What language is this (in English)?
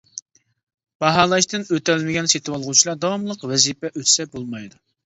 Uyghur